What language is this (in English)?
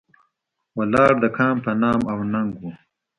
Pashto